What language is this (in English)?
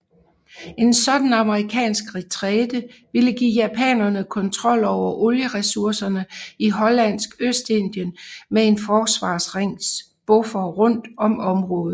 Danish